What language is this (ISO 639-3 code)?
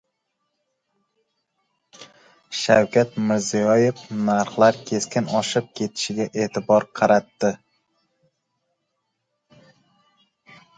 uzb